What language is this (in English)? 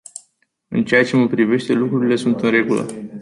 Romanian